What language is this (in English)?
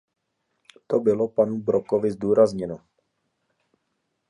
Czech